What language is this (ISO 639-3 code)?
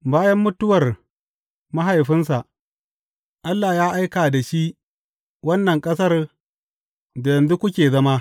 hau